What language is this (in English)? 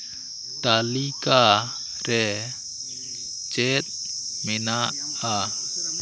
Santali